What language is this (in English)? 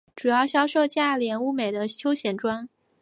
Chinese